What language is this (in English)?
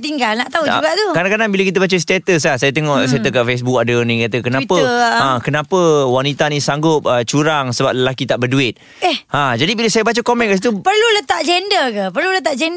Malay